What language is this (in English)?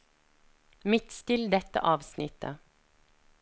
Norwegian